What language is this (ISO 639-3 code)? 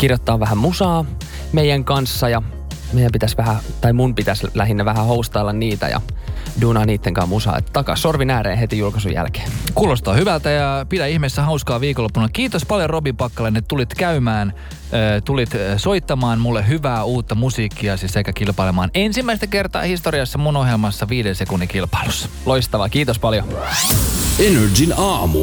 fin